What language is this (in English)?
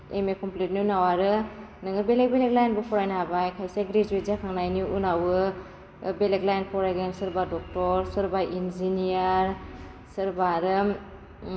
Bodo